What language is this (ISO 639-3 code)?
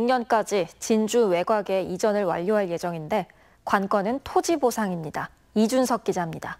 kor